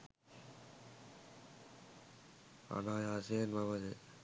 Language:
Sinhala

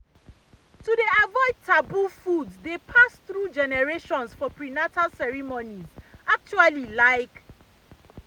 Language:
Nigerian Pidgin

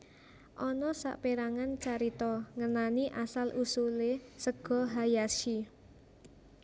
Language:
Javanese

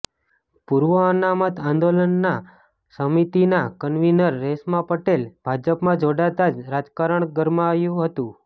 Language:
Gujarati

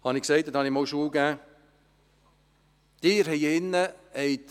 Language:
Swiss German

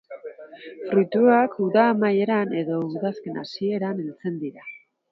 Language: Basque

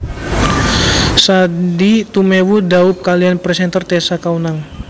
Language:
Javanese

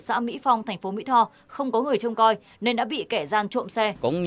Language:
Vietnamese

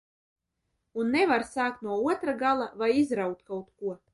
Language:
Latvian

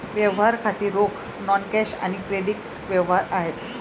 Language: Marathi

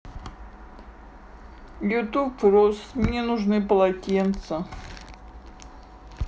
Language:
Russian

